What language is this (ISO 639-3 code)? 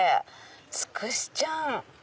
jpn